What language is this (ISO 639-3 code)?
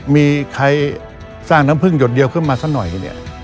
tha